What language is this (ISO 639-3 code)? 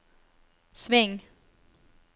nor